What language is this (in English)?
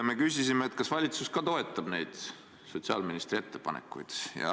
Estonian